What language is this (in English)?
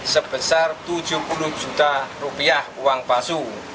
Indonesian